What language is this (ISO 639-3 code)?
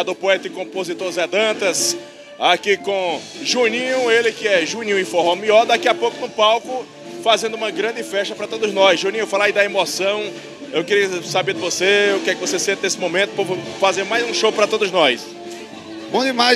por